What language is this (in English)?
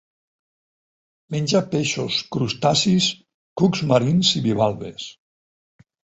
Catalan